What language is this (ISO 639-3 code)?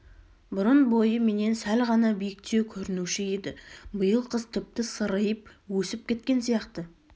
kaz